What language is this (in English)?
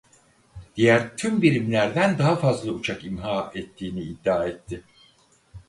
Turkish